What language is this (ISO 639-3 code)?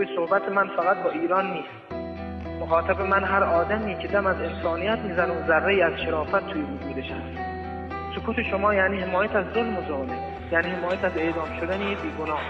fas